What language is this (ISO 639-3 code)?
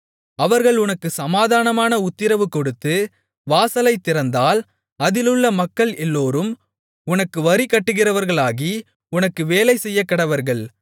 tam